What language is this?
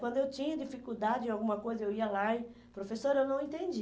Portuguese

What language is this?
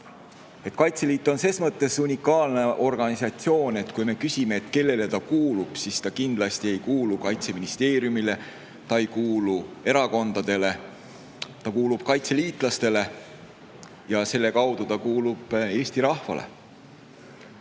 Estonian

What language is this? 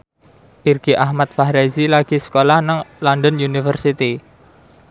Javanese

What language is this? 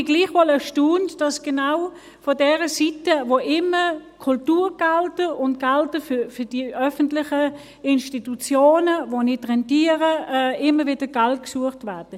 Swiss German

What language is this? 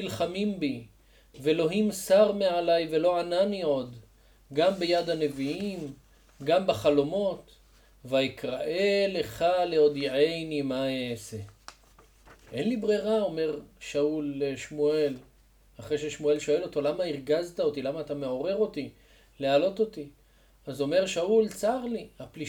Hebrew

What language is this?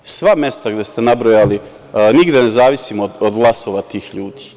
Serbian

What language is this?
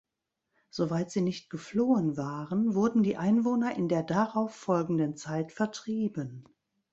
German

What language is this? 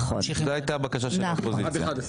Hebrew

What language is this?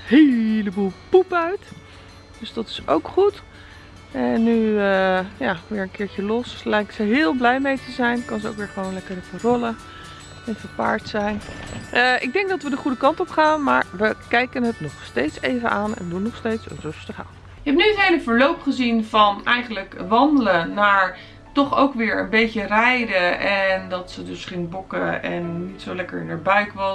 Dutch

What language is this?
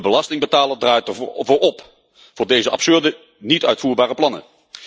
Dutch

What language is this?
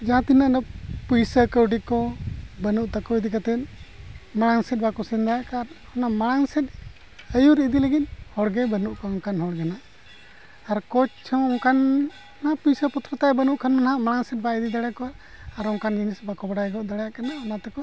Santali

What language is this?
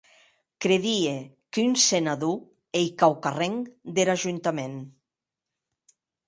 Occitan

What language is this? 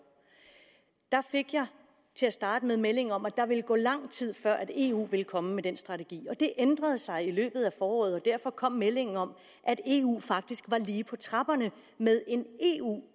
Danish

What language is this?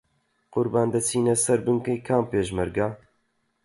Central Kurdish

